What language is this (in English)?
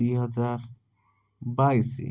Odia